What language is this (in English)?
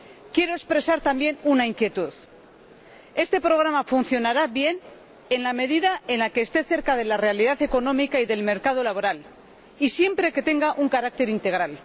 Spanish